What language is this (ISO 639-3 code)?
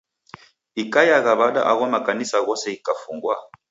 dav